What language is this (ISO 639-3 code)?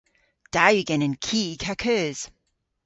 cor